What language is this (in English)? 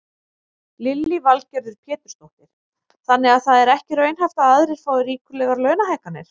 Icelandic